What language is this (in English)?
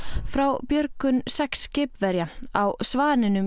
Icelandic